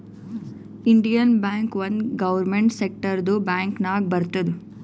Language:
Kannada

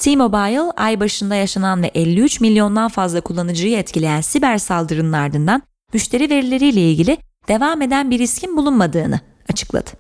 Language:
Turkish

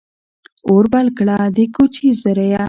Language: Pashto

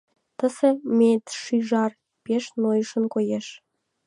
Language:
Mari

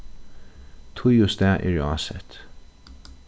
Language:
Faroese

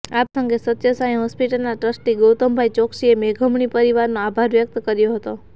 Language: Gujarati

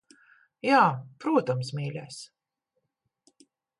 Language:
Latvian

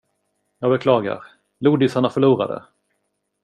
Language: Swedish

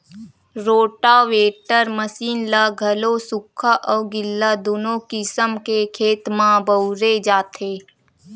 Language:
Chhattisgarhi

